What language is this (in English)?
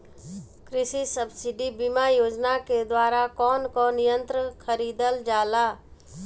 Bhojpuri